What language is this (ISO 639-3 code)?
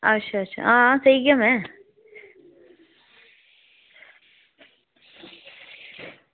doi